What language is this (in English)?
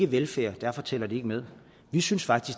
Danish